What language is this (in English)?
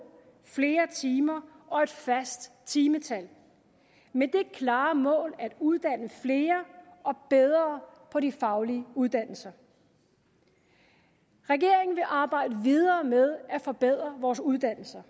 Danish